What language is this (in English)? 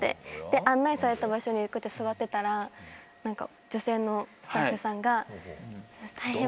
Japanese